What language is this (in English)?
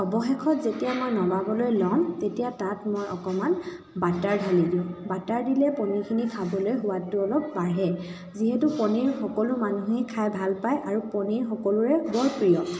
Assamese